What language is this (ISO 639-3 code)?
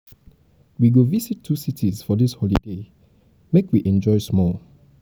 pcm